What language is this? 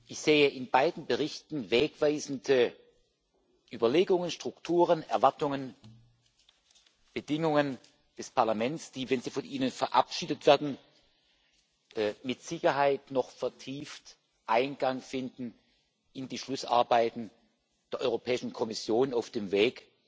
German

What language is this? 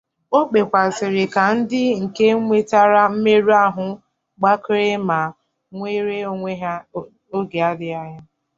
Igbo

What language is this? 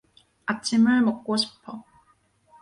Korean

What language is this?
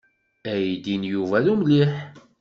Kabyle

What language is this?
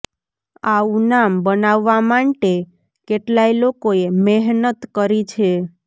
Gujarati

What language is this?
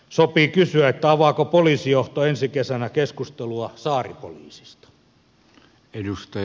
Finnish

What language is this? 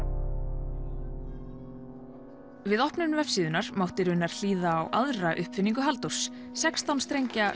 Icelandic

